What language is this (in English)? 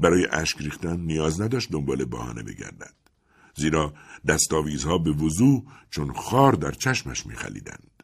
Persian